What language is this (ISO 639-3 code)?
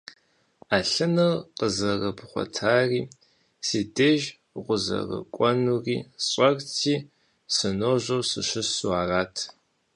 kbd